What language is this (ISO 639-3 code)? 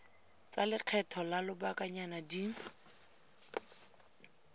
tsn